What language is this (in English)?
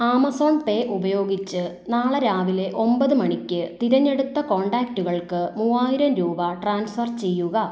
Malayalam